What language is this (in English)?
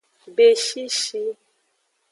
Aja (Benin)